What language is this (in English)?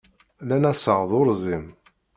Kabyle